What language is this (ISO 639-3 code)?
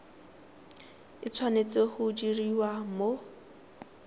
tsn